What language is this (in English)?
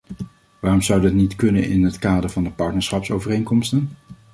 Dutch